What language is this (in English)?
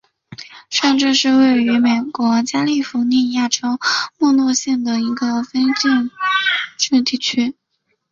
Chinese